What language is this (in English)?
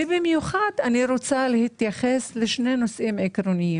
Hebrew